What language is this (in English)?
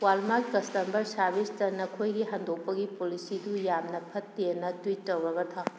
Manipuri